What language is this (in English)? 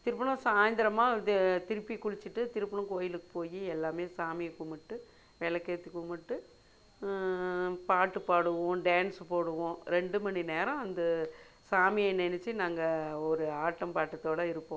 Tamil